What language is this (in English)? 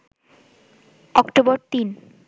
Bangla